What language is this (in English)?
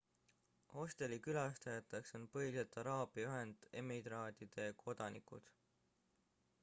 Estonian